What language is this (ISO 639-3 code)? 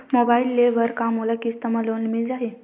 hne